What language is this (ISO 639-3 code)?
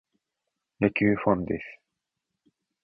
jpn